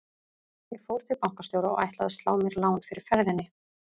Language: Icelandic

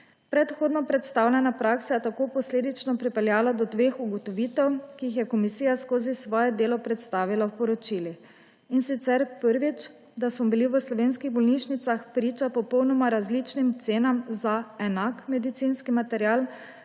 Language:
Slovenian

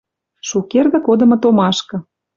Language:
Western Mari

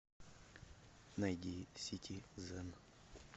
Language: Russian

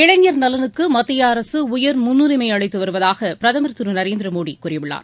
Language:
Tamil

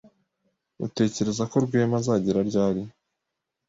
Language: Kinyarwanda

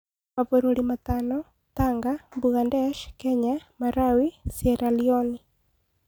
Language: Kikuyu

